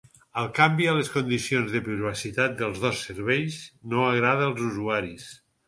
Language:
Catalan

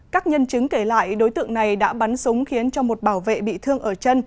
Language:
Vietnamese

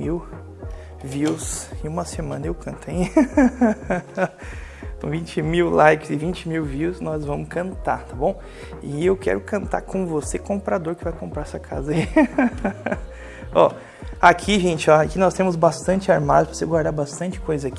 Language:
Portuguese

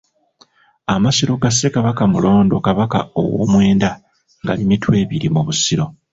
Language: Ganda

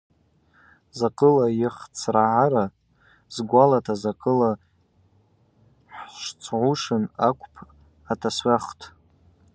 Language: Abaza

